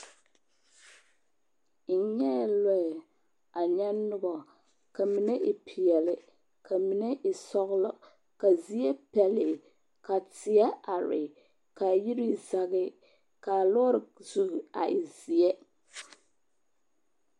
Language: Southern Dagaare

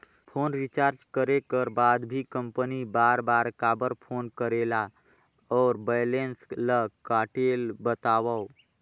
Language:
Chhattisgarhi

